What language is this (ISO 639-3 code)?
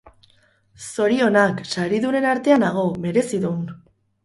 eus